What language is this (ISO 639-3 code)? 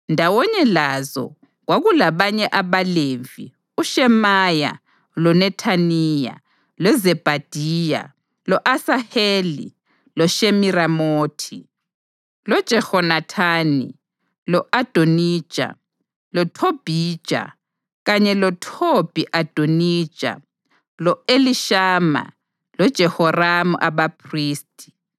nde